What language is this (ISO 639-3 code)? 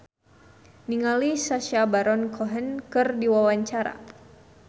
sun